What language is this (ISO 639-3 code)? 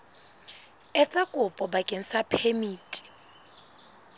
sot